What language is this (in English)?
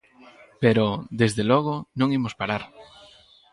Galician